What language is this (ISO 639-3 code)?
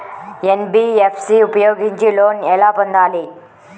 tel